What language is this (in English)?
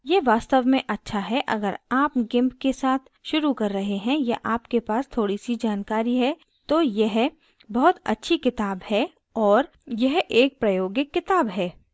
Hindi